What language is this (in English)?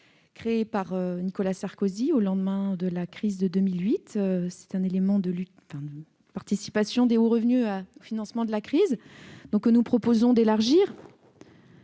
French